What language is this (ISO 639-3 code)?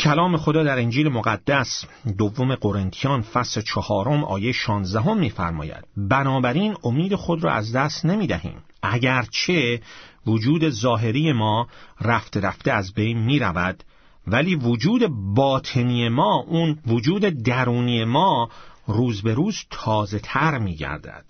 fas